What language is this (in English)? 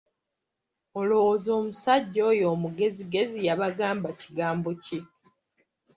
Ganda